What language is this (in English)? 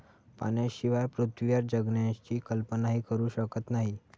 Marathi